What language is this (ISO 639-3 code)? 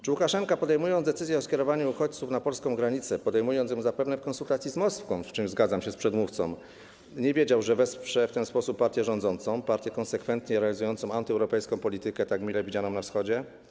pol